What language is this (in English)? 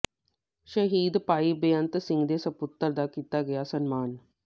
Punjabi